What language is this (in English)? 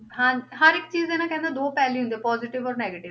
Punjabi